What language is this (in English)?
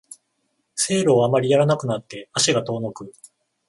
Japanese